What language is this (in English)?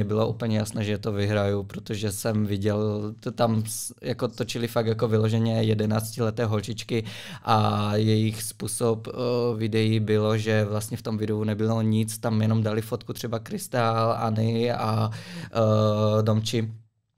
Czech